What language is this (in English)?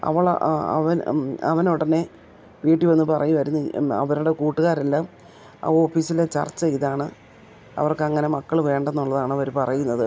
Malayalam